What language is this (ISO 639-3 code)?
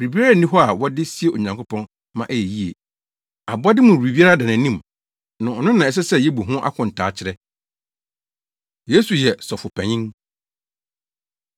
aka